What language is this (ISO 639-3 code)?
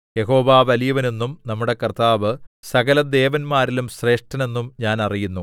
mal